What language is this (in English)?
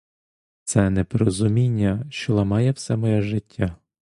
Ukrainian